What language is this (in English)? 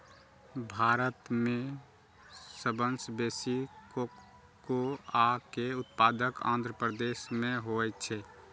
Maithili